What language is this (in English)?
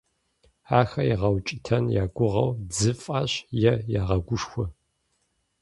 Kabardian